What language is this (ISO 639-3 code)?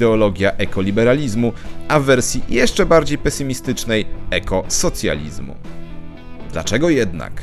pol